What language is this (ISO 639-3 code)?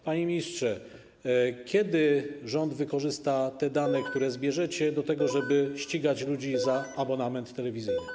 pol